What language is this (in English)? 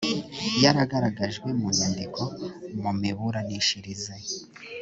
Kinyarwanda